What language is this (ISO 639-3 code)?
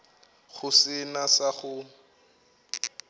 nso